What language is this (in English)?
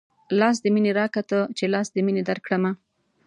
Pashto